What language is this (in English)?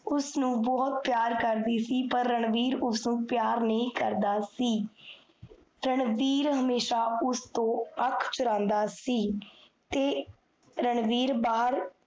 Punjabi